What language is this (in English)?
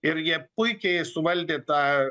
Lithuanian